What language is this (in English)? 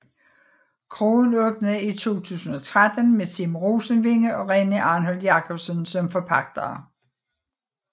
Danish